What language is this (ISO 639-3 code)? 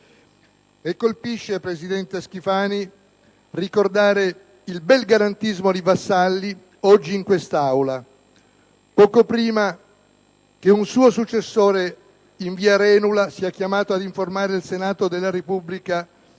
ita